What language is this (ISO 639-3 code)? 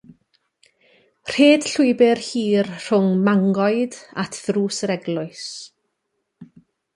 cym